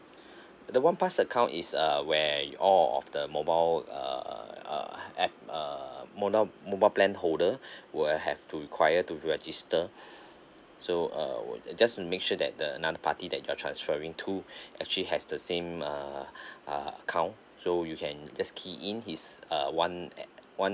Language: English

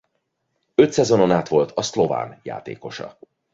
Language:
Hungarian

